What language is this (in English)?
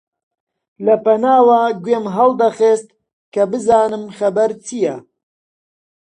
Central Kurdish